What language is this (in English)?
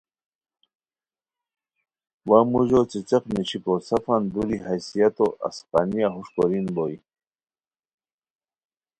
Khowar